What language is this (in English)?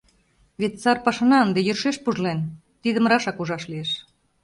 Mari